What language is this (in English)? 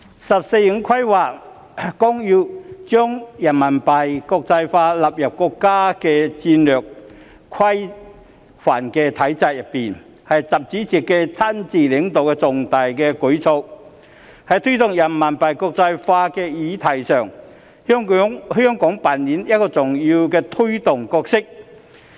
Cantonese